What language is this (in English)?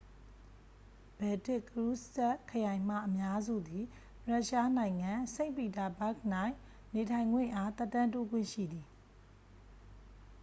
Burmese